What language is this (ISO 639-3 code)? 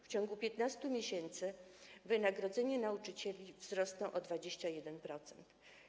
pol